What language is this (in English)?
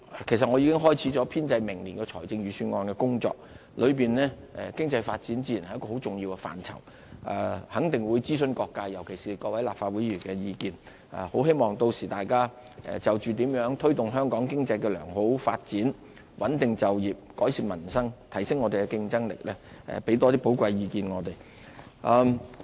Cantonese